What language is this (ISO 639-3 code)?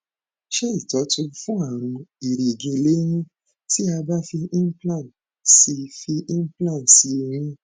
yor